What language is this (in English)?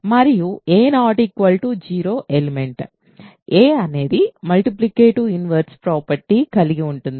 Telugu